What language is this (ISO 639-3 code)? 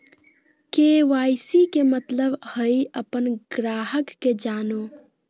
mag